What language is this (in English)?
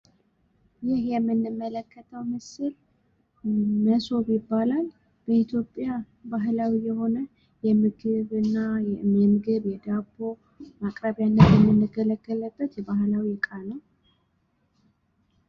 Amharic